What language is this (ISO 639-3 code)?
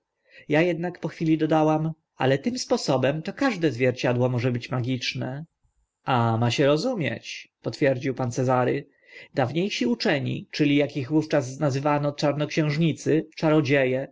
pol